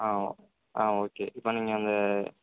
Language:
Tamil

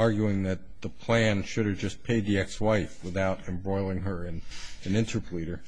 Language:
English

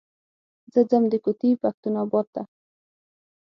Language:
Pashto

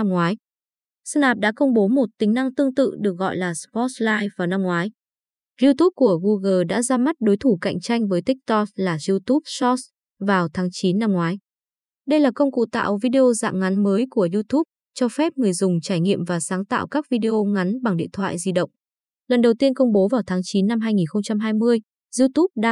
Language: Vietnamese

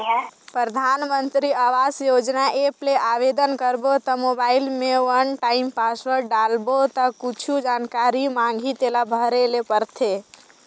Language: Chhattisgarhi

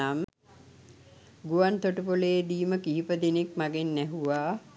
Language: Sinhala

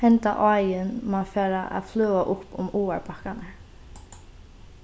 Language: Faroese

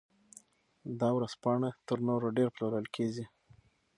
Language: Pashto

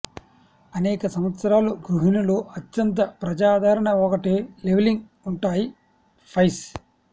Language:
Telugu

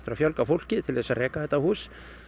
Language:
Icelandic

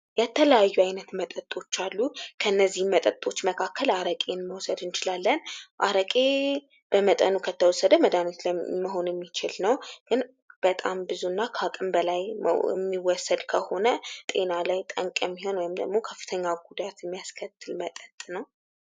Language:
Amharic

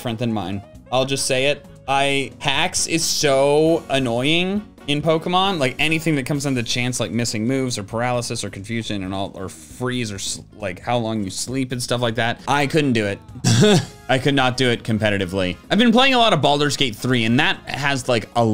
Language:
English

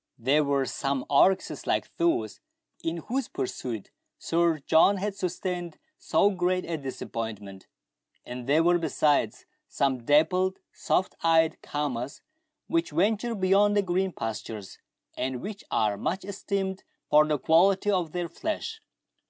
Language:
English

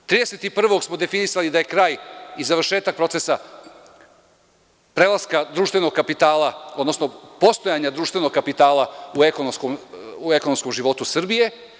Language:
Serbian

